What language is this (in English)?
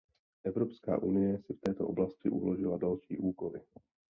Czech